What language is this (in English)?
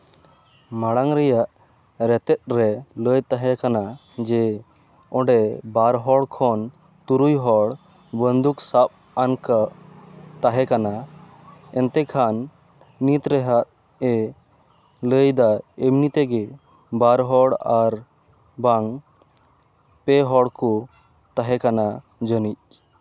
Santali